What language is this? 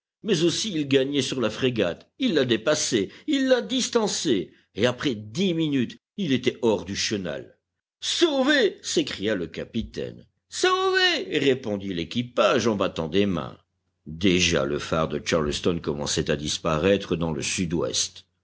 French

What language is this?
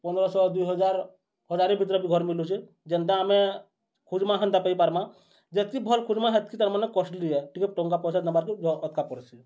Odia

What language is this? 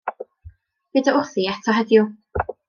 Welsh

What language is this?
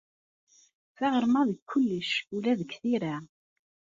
Kabyle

